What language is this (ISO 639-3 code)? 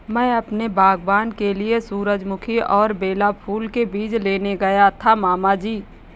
hin